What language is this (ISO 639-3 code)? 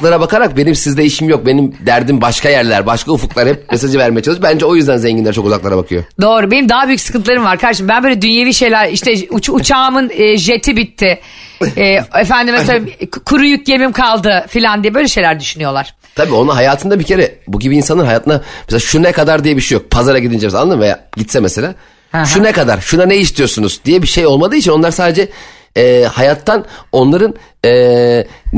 tur